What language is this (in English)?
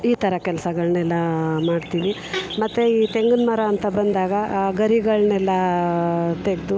Kannada